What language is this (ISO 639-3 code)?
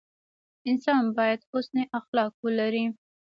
pus